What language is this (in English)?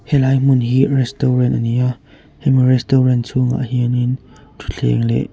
Mizo